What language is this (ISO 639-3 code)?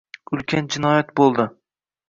uzb